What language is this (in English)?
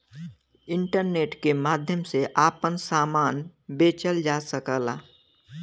Bhojpuri